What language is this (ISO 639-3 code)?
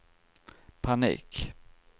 swe